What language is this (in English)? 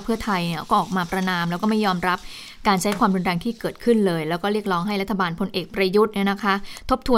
Thai